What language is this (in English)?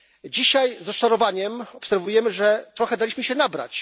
Polish